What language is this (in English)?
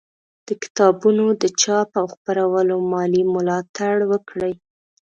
Pashto